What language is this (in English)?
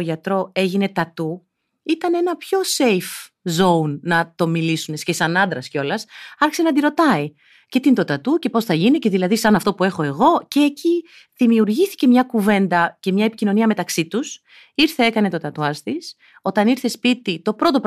Greek